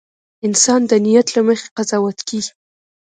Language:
Pashto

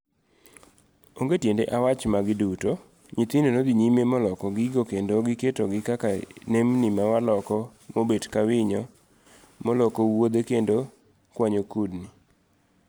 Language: Luo (Kenya and Tanzania)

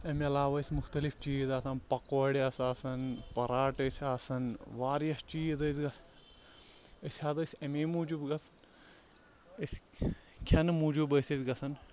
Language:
Kashmiri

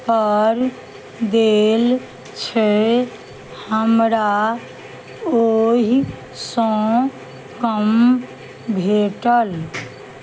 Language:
Maithili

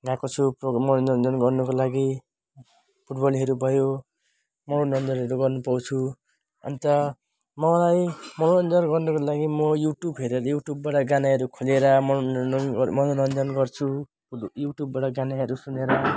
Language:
Nepali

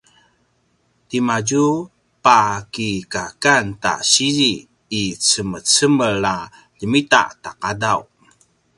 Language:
Paiwan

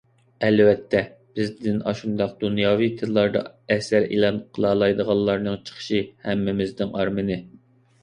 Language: Uyghur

